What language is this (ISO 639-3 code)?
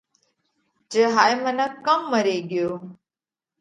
kvx